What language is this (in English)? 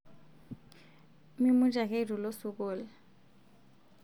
Masai